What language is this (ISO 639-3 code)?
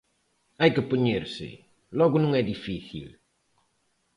glg